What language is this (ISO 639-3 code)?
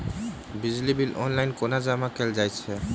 mai